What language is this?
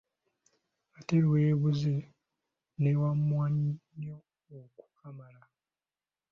Ganda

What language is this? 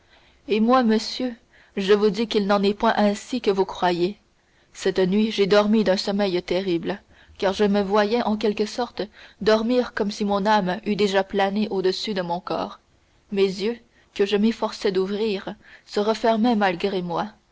French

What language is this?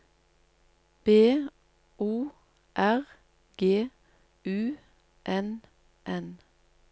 Norwegian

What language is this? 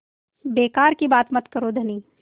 Hindi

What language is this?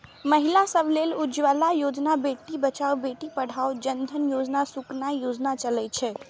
Maithili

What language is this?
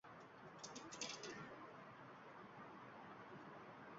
Uzbek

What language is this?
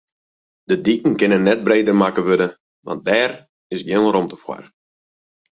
Western Frisian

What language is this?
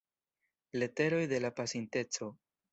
Esperanto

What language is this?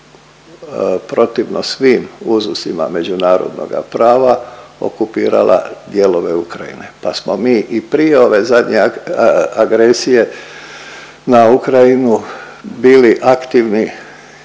Croatian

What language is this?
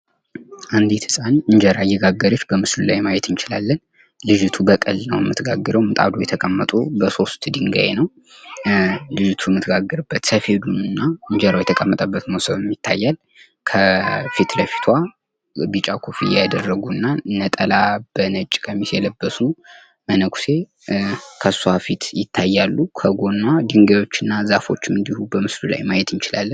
Amharic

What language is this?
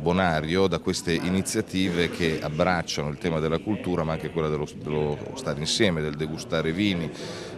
Italian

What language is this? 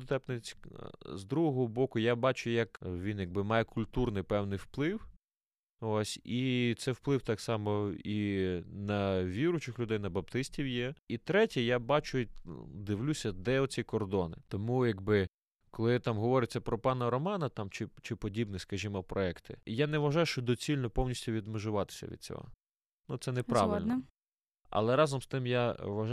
Ukrainian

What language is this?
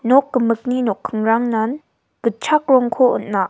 Garo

